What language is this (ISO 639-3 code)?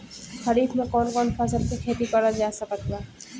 bho